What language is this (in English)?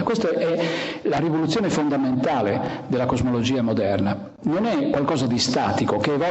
Italian